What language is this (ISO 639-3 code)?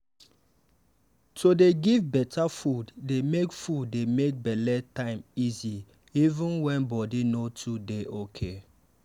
pcm